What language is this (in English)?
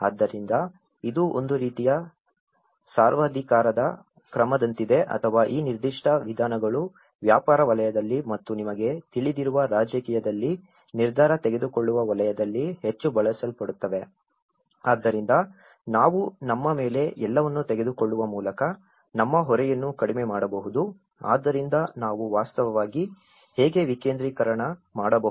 Kannada